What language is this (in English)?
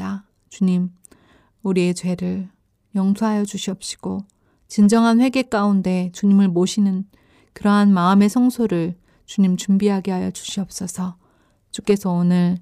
Korean